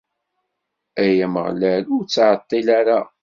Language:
Kabyle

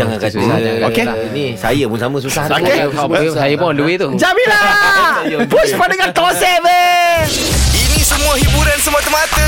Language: Malay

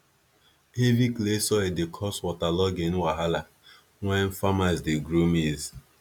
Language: Nigerian Pidgin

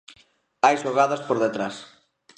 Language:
Galician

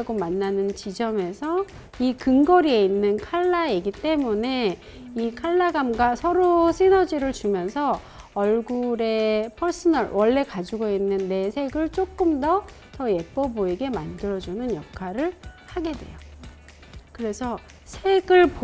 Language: Korean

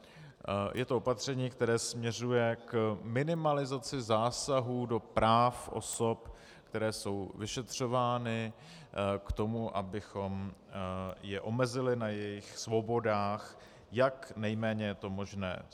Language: Czech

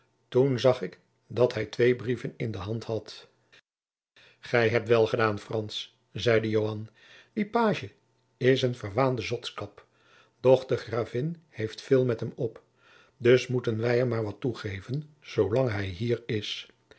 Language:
Dutch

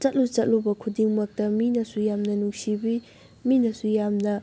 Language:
Manipuri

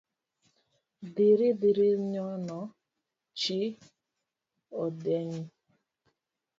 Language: Luo (Kenya and Tanzania)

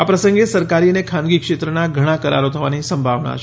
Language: Gujarati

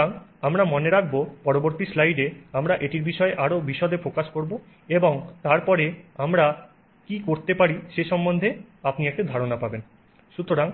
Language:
Bangla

